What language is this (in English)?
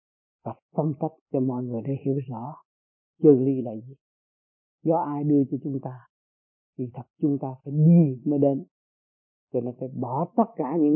Vietnamese